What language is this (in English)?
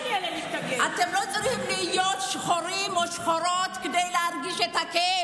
Hebrew